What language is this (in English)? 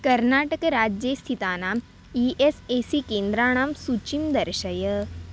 Sanskrit